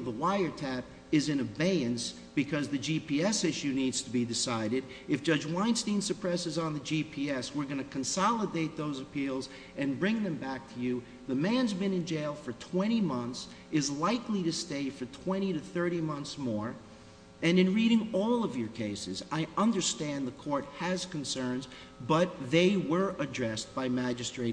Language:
English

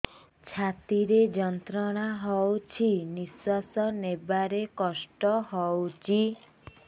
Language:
Odia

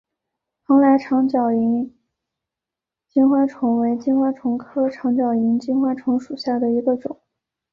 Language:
Chinese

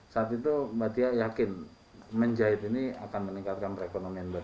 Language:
Indonesian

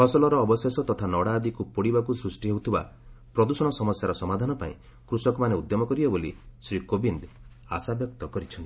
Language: Odia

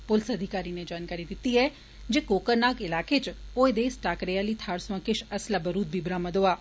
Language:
Dogri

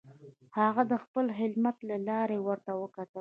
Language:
Pashto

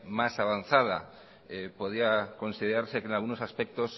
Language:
Spanish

